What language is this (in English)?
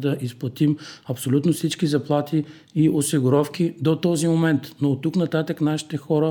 Bulgarian